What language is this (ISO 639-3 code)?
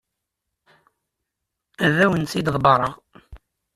kab